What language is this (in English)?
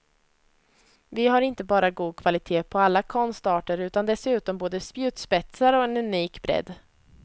Swedish